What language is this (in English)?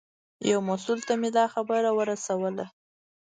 Pashto